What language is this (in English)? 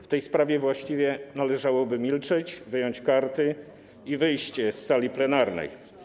Polish